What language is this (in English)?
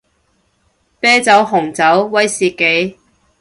Cantonese